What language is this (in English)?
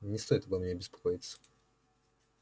Russian